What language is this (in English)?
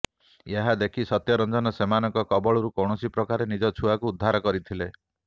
Odia